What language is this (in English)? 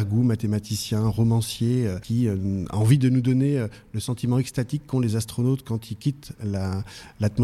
French